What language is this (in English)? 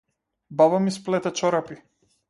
Macedonian